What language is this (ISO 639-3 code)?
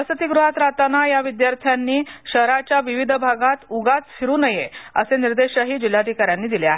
mar